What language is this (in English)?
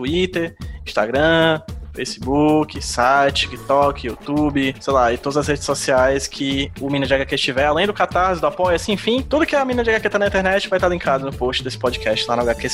Portuguese